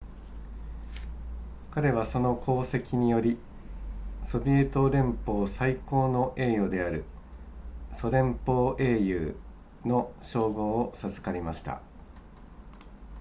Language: Japanese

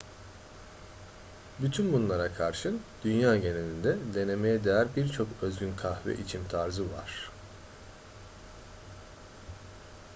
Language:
Turkish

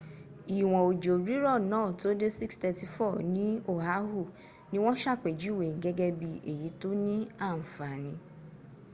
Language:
Yoruba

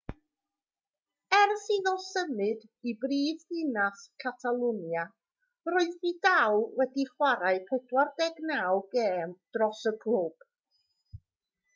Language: Welsh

